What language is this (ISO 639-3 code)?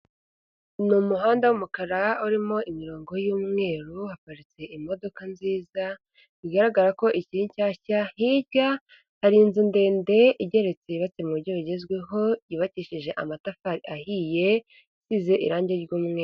kin